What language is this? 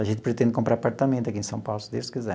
Portuguese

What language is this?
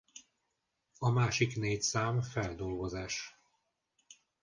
Hungarian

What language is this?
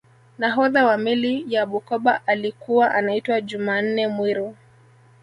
Swahili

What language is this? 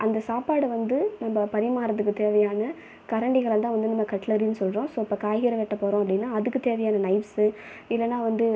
Tamil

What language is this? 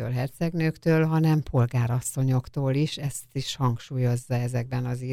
Hungarian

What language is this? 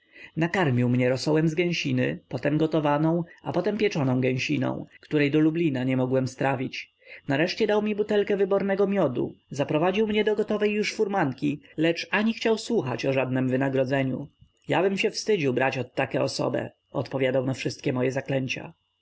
Polish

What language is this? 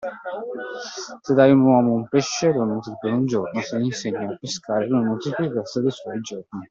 Italian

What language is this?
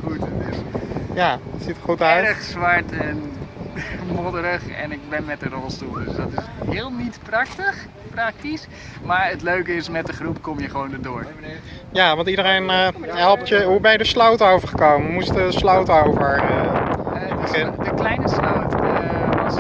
Dutch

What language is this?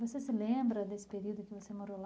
Portuguese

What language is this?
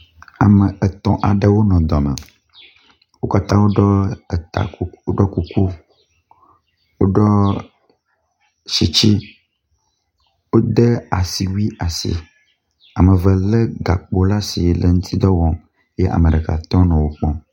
Ewe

